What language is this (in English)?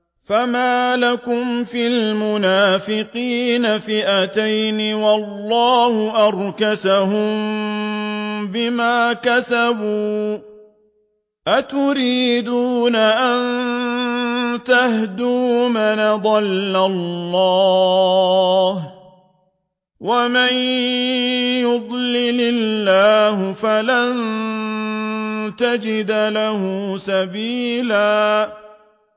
Arabic